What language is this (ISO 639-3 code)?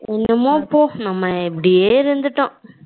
tam